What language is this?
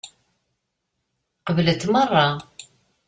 Kabyle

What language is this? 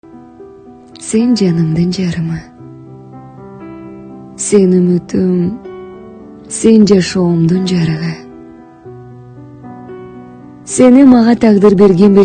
Turkish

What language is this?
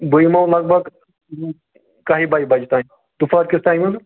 Kashmiri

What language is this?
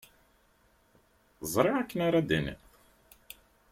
Kabyle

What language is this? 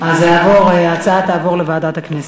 Hebrew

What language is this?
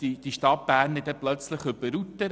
Swiss German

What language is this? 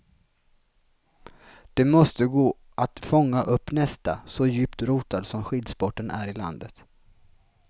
Swedish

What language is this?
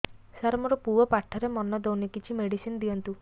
Odia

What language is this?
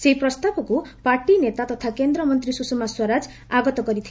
Odia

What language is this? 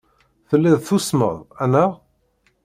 Kabyle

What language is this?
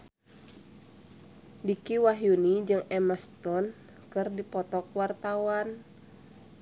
Sundanese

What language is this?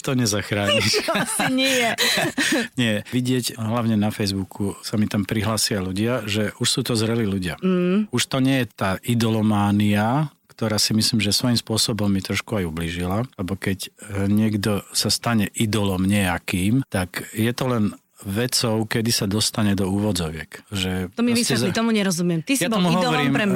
Slovak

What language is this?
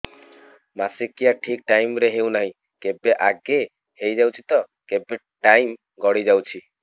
Odia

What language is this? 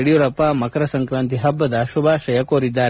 Kannada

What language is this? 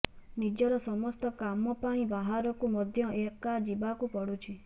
Odia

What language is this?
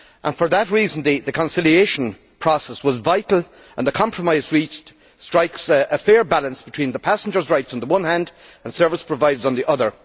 English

